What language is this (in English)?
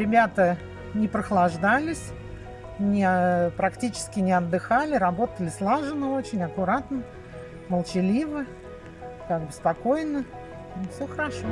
Russian